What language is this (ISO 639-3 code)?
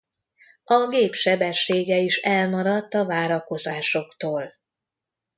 hun